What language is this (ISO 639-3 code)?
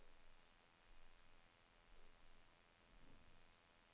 nor